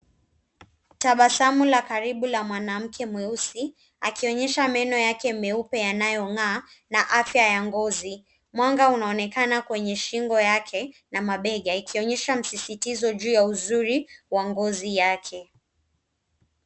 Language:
Swahili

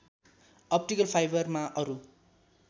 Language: Nepali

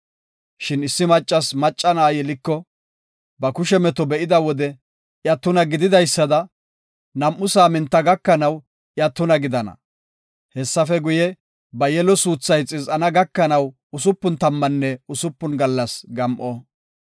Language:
Gofa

